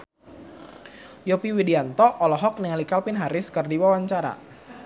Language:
Sundanese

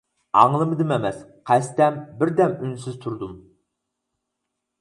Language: Uyghur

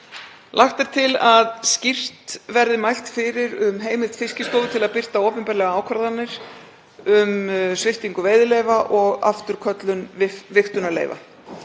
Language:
Icelandic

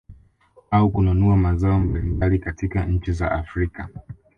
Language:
Swahili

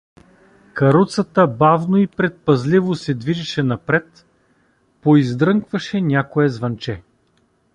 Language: Bulgarian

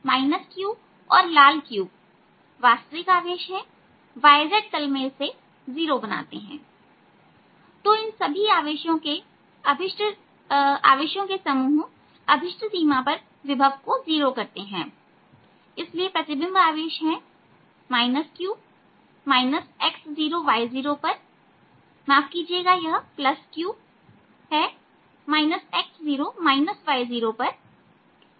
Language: Hindi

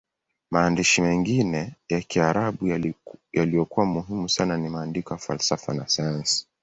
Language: Swahili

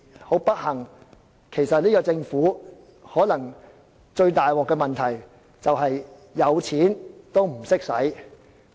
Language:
Cantonese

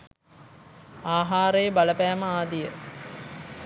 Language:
Sinhala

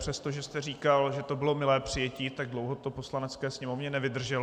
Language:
Czech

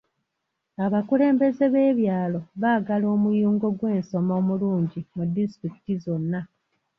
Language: Ganda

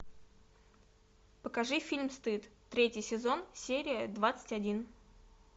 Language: Russian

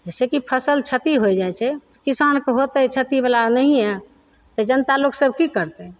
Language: Maithili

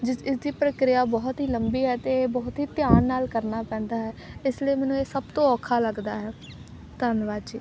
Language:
Punjabi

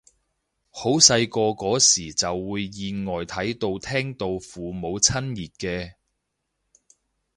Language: Cantonese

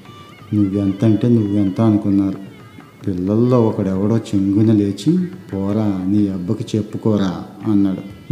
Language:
Telugu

